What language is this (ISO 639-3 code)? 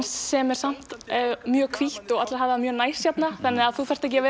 isl